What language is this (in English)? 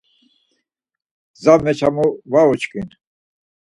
Laz